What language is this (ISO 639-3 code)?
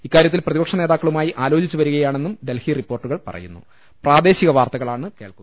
mal